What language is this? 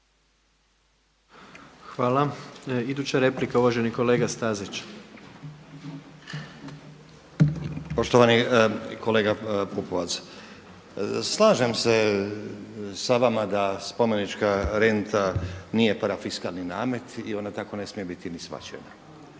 Croatian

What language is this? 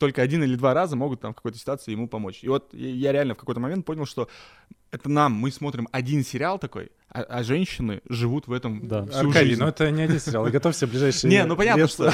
Russian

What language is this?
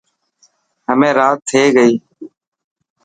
Dhatki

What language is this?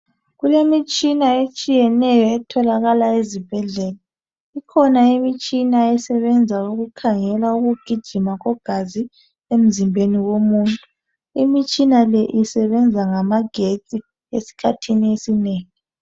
North Ndebele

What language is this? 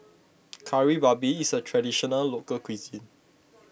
English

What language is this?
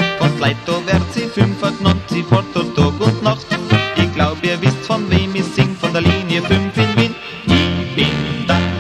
Dutch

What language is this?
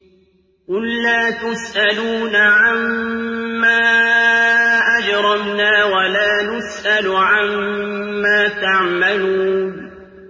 Arabic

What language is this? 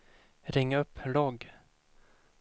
Swedish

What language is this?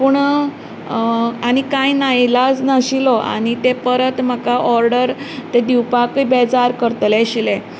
Konkani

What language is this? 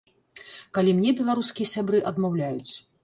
Belarusian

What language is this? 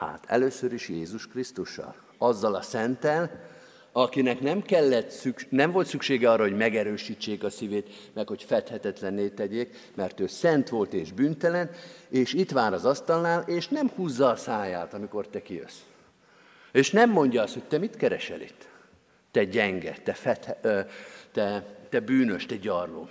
Hungarian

